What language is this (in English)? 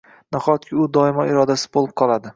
Uzbek